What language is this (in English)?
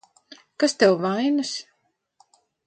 Latvian